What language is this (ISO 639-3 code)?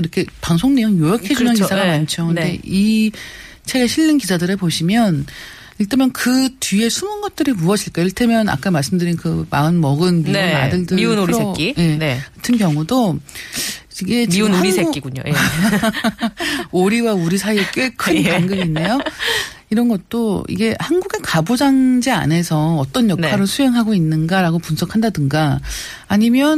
kor